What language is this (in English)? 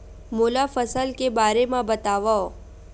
Chhattisgarhi